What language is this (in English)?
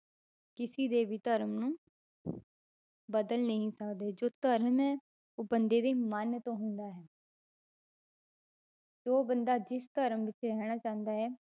Punjabi